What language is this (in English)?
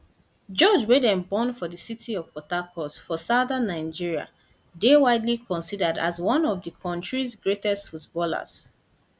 Nigerian Pidgin